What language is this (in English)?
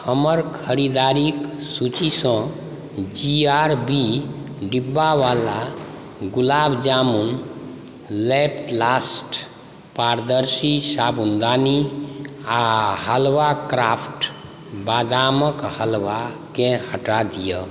Maithili